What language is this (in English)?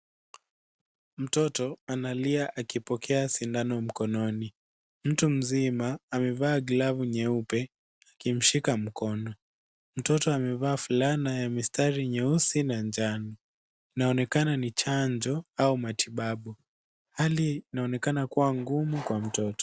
Swahili